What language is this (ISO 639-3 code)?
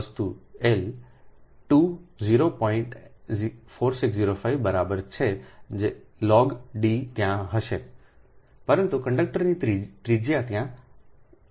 guj